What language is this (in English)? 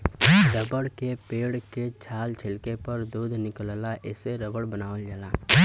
Bhojpuri